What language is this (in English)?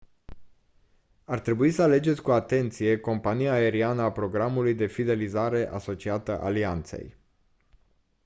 Romanian